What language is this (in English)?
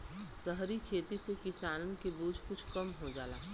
Bhojpuri